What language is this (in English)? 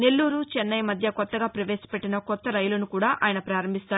Telugu